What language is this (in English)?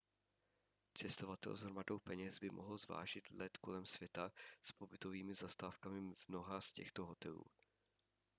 Czech